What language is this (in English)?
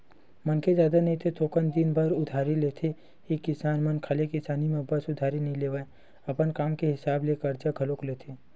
Chhattisgarhi